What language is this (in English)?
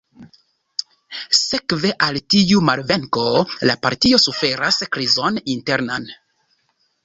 Esperanto